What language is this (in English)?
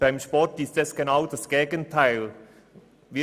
Swiss German